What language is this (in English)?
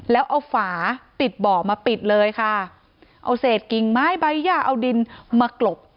Thai